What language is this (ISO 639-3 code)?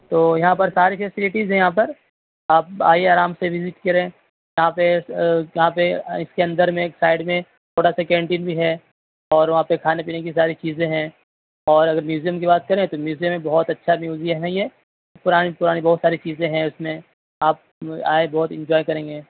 urd